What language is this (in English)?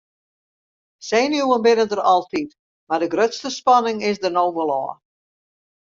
Western Frisian